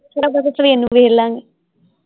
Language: Punjabi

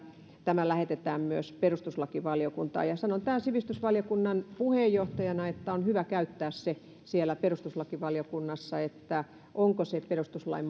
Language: Finnish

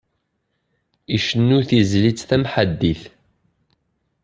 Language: Kabyle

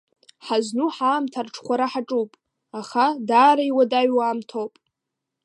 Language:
Abkhazian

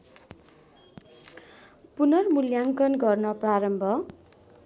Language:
Nepali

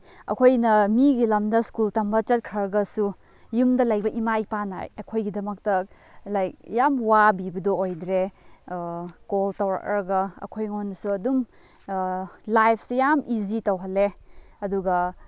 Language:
Manipuri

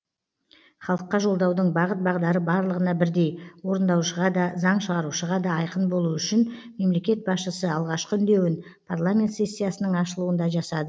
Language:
Kazakh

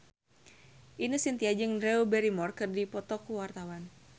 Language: Sundanese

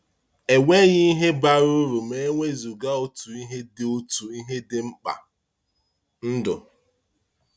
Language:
Igbo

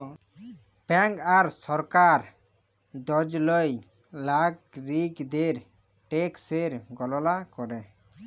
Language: Bangla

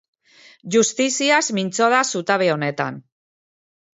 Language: Basque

